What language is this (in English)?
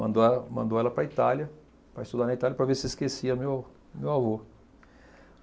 Portuguese